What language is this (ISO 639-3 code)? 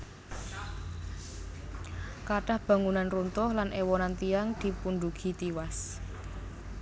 jav